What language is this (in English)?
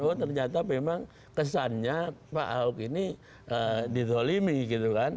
Indonesian